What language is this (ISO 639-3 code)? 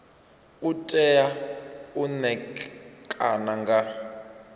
ven